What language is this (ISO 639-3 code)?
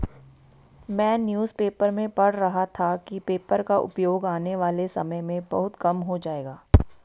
hin